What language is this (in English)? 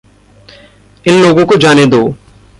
Hindi